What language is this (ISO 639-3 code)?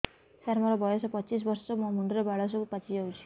ori